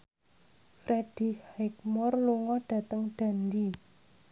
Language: Javanese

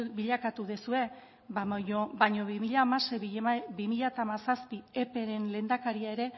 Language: Basque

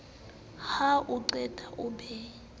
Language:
Southern Sotho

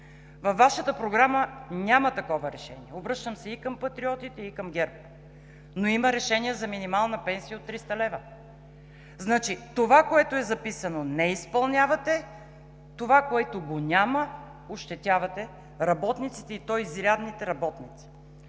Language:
Bulgarian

